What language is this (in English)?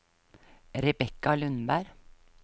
Norwegian